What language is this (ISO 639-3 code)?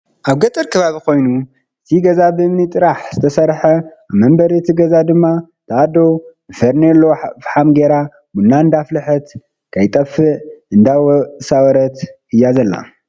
tir